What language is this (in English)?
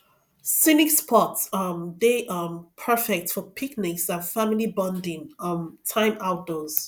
Nigerian Pidgin